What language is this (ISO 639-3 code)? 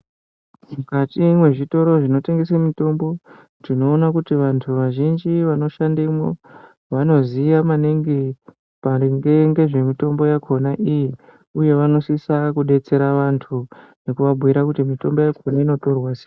ndc